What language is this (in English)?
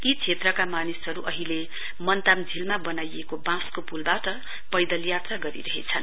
Nepali